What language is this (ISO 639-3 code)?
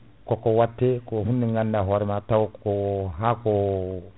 ful